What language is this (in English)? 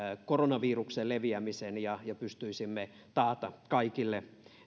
Finnish